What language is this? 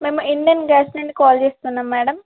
Telugu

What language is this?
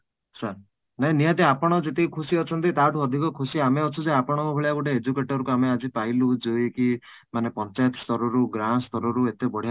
Odia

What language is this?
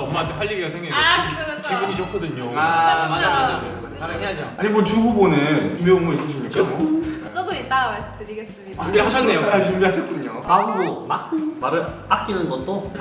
Korean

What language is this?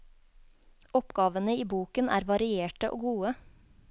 Norwegian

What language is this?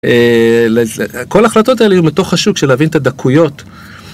Hebrew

